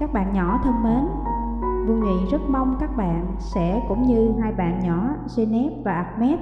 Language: Vietnamese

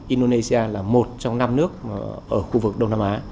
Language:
Vietnamese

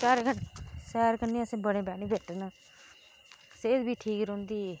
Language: Dogri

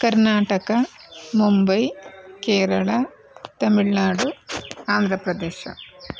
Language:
Kannada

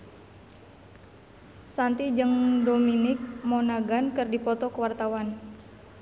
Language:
Sundanese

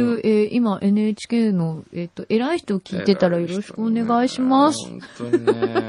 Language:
Japanese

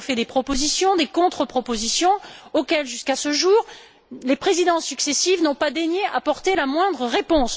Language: French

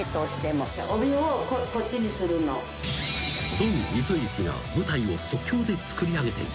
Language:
Japanese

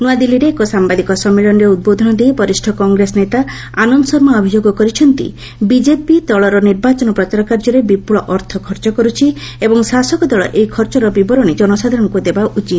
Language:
Odia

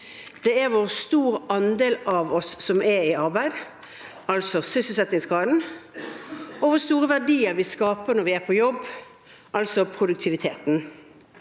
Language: Norwegian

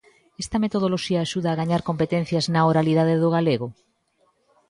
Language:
Galician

